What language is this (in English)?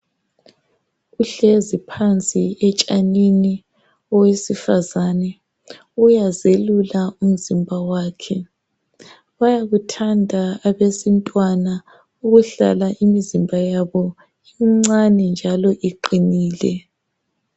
North Ndebele